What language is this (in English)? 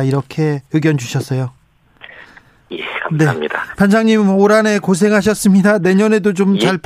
Korean